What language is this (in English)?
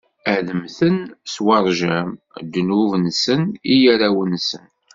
Kabyle